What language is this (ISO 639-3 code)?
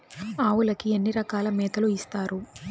tel